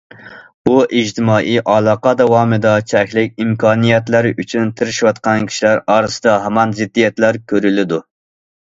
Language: Uyghur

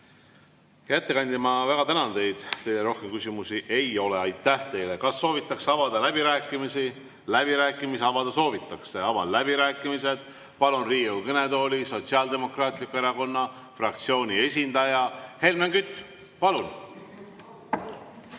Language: Estonian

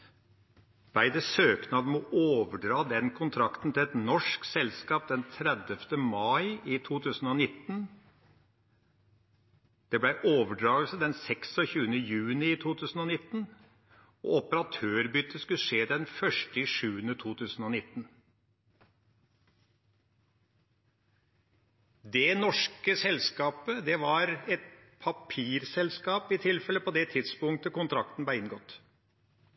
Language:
Norwegian Bokmål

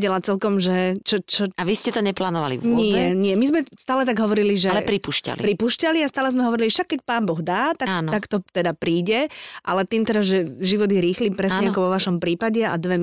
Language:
Slovak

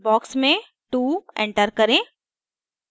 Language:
Hindi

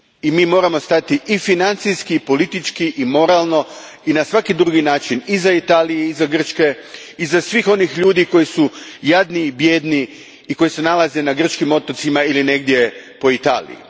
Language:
Croatian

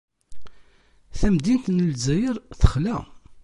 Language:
Kabyle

